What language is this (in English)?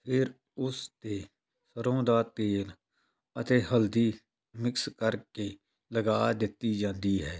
Punjabi